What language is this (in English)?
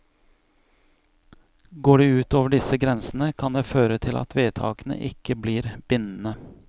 Norwegian